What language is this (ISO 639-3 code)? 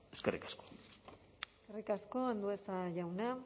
eus